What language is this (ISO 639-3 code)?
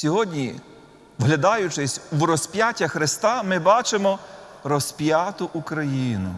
ukr